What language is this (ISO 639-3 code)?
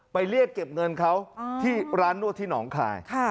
tha